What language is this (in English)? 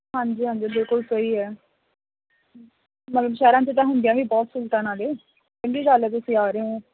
Punjabi